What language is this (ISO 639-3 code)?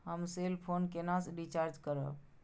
mai